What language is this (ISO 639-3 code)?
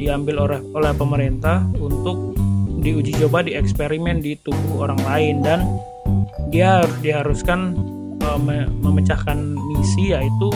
ind